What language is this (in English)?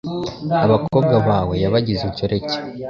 Kinyarwanda